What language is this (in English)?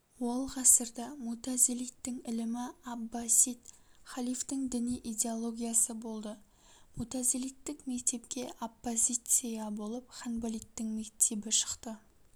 Kazakh